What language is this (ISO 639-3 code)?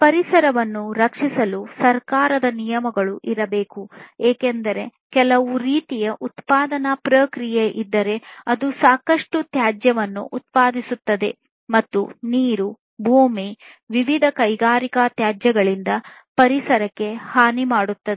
kan